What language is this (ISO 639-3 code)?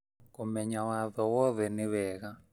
kik